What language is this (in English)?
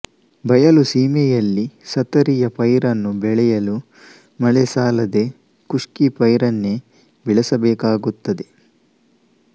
Kannada